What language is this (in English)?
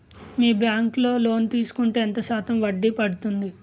Telugu